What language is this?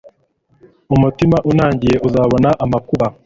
Kinyarwanda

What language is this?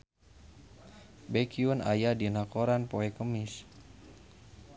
Sundanese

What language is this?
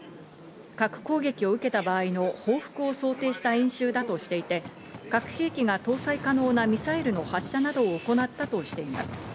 Japanese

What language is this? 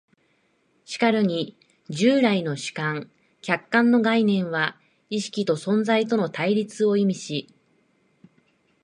Japanese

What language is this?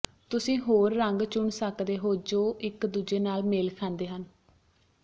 Punjabi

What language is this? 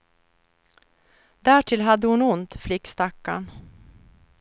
Swedish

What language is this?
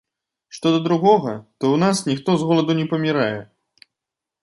Belarusian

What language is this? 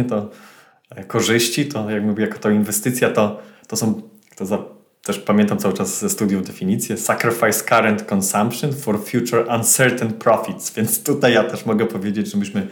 Polish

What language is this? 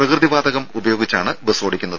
Malayalam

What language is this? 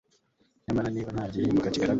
Kinyarwanda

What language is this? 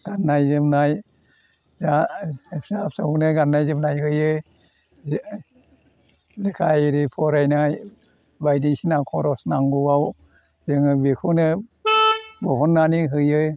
Bodo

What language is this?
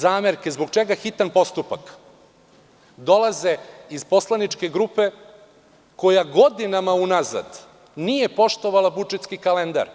Serbian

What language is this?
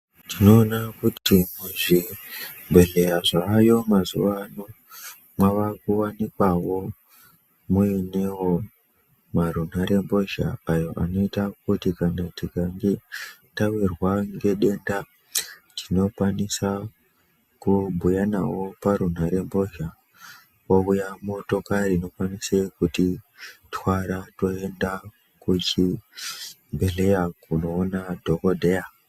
Ndau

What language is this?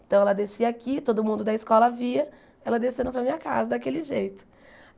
Portuguese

